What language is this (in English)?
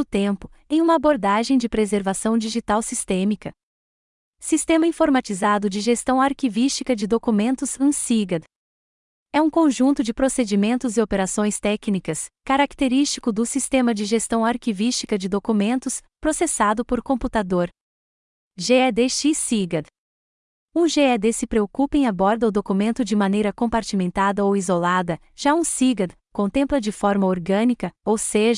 Portuguese